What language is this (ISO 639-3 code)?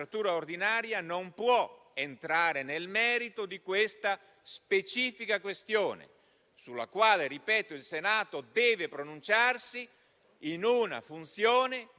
ita